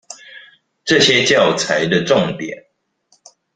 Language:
Chinese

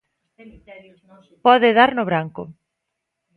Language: Galician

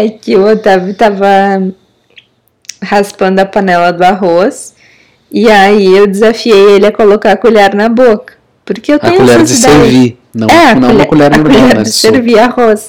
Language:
Portuguese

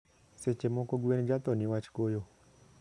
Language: Luo (Kenya and Tanzania)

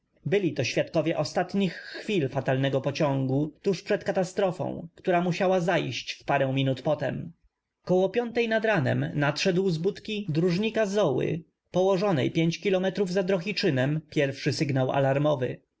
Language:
Polish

